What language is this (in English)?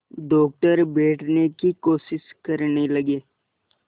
Hindi